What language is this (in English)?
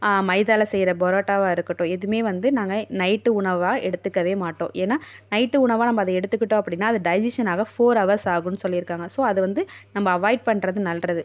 Tamil